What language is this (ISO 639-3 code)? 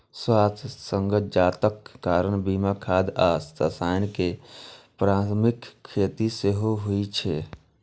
mai